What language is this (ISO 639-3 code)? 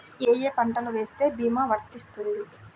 tel